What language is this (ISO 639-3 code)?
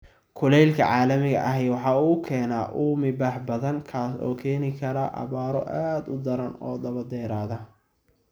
som